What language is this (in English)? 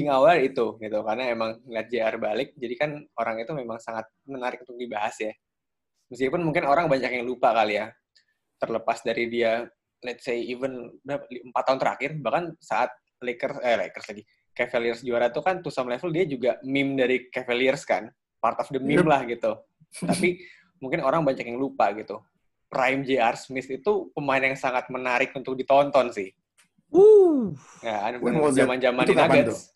Indonesian